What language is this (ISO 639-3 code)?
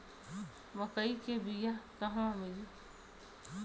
bho